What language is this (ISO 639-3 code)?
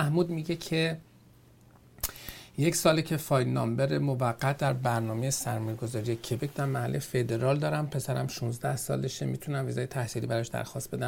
fas